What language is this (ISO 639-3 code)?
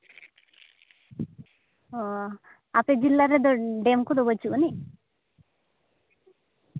sat